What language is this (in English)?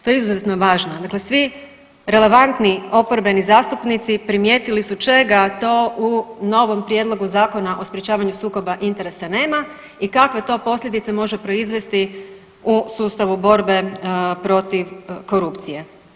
Croatian